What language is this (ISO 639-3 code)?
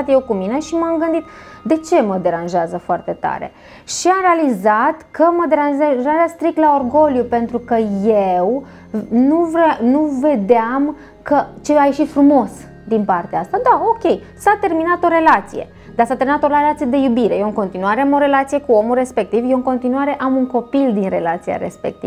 ron